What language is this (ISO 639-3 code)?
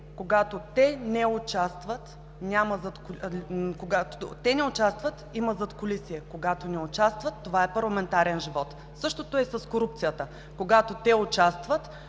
bul